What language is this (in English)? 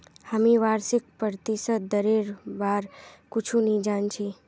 Magahi